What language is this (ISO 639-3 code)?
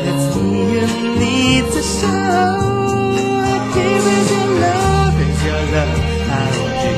eng